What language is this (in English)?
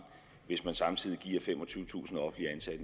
Danish